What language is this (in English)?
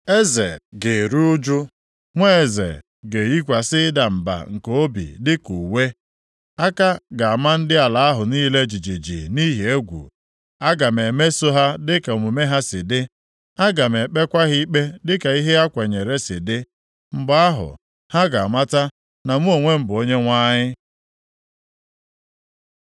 Igbo